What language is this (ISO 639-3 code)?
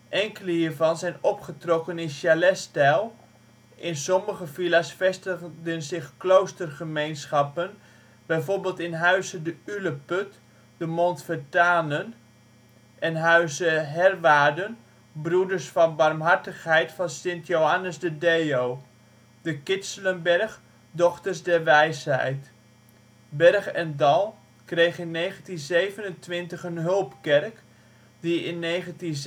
nld